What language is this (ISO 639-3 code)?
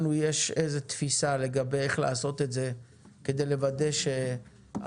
heb